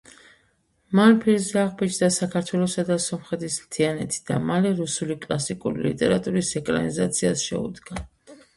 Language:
Georgian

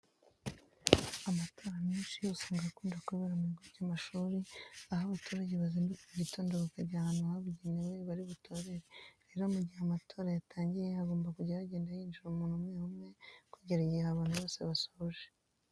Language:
Kinyarwanda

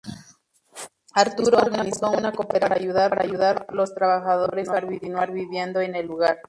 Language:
Spanish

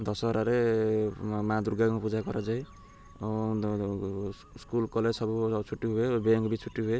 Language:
Odia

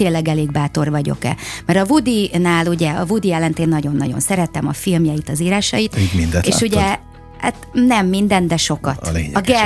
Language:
Hungarian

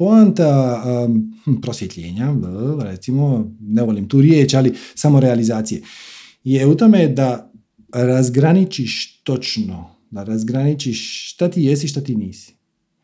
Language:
Croatian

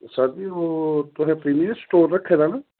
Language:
Dogri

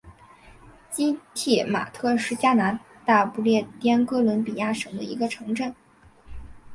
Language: Chinese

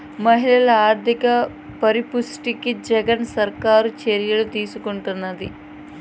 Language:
Telugu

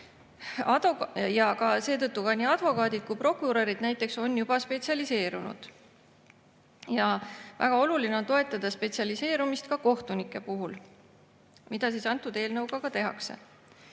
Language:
Estonian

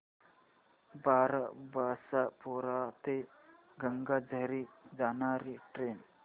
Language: Marathi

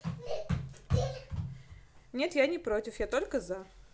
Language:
Russian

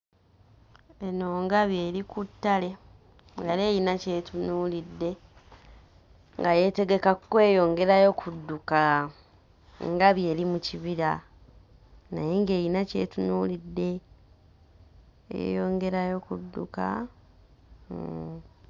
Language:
Ganda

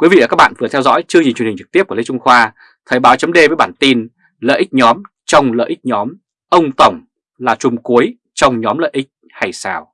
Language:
Vietnamese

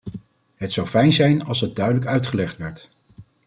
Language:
Dutch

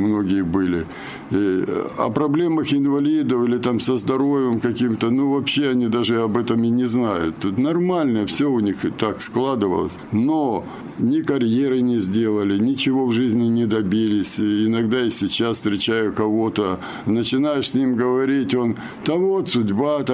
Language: Russian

